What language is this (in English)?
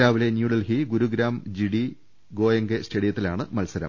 Malayalam